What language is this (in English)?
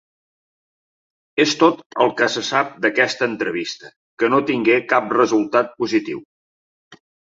Catalan